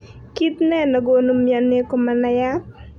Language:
Kalenjin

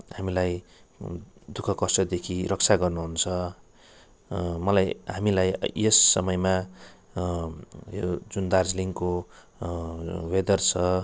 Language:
Nepali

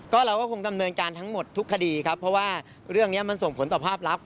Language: Thai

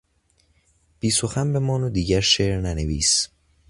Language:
Persian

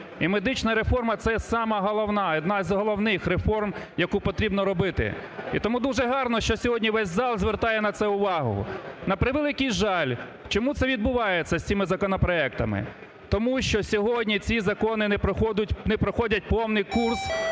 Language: Ukrainian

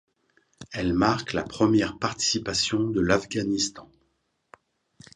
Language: French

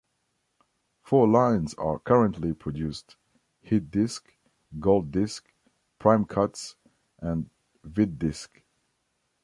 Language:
English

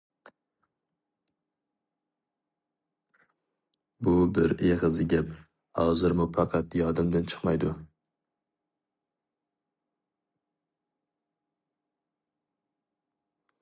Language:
Uyghur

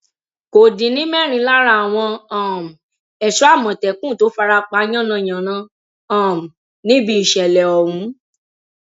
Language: Yoruba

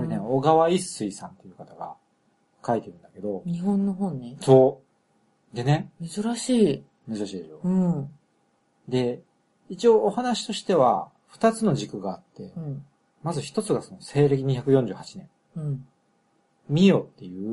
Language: Japanese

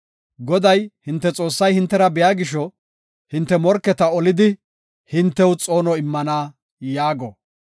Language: Gofa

